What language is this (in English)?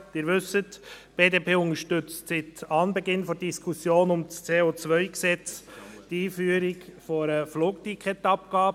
Swiss German